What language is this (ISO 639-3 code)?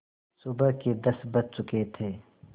hin